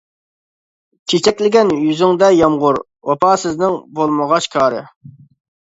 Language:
Uyghur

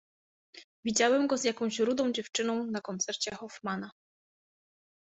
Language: Polish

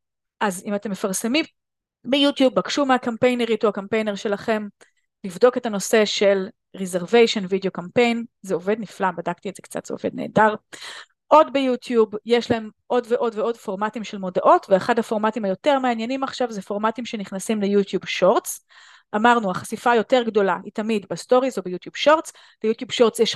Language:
Hebrew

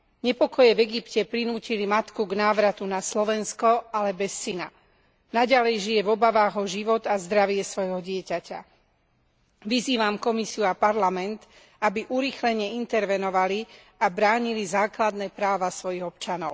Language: Slovak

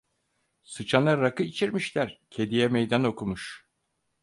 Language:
Turkish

